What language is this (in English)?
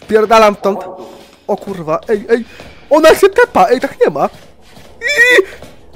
Polish